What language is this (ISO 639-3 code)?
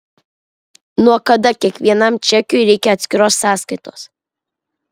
lit